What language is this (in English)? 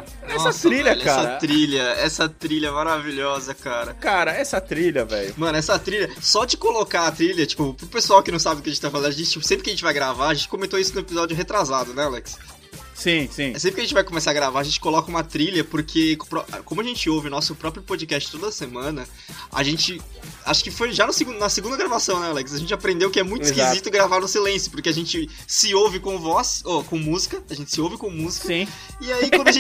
Portuguese